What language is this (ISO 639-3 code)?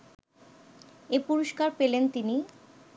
ben